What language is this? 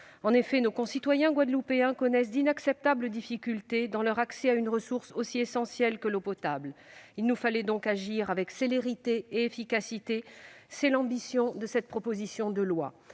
French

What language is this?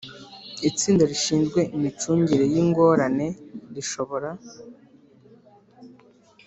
Kinyarwanda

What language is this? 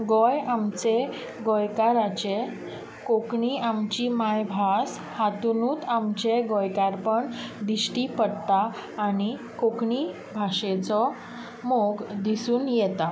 Konkani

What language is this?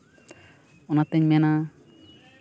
Santali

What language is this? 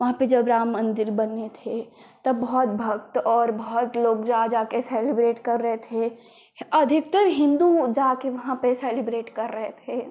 Hindi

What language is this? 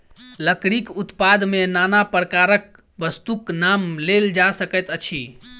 Maithili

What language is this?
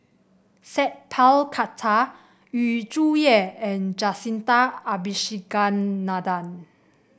English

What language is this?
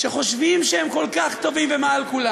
Hebrew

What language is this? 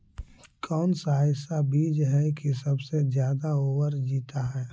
Magahi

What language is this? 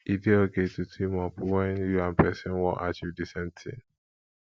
Nigerian Pidgin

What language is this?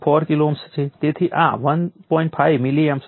Gujarati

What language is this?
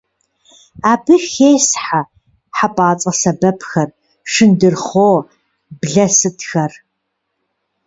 Kabardian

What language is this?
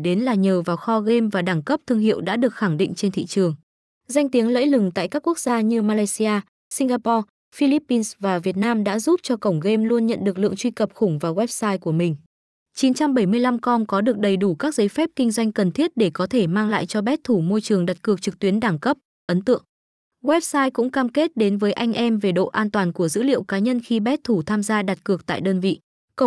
Vietnamese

